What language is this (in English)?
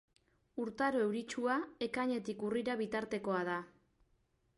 Basque